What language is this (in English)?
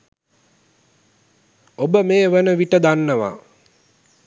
Sinhala